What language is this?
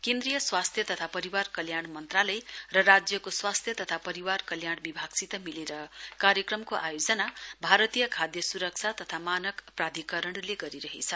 Nepali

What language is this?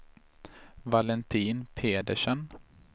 Swedish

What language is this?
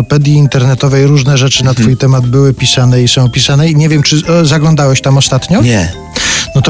Polish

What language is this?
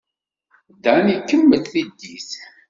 Kabyle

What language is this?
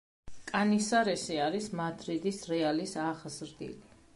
Georgian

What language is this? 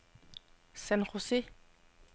Danish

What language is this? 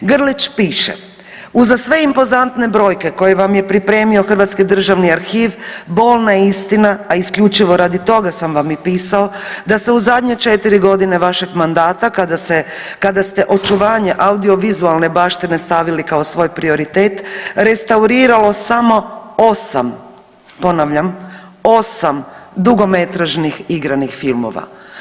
Croatian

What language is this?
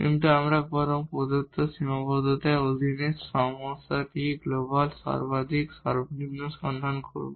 Bangla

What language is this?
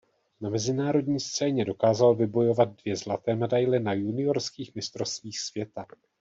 Czech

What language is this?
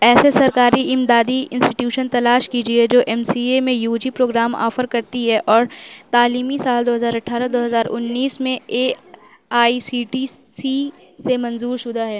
Urdu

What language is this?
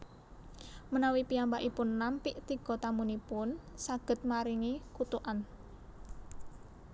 Javanese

